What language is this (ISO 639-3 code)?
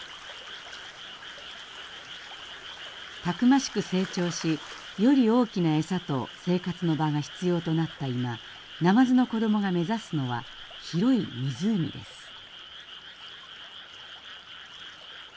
jpn